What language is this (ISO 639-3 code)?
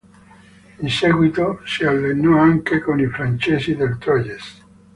ita